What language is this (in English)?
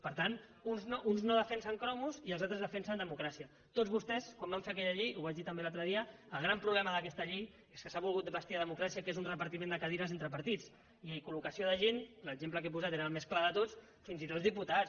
Catalan